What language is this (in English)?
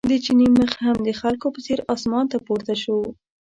Pashto